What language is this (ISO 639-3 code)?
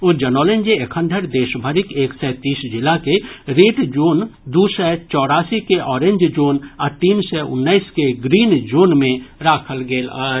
mai